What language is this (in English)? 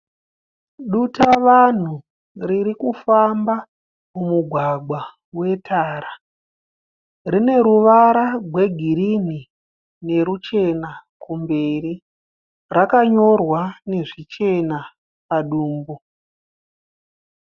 Shona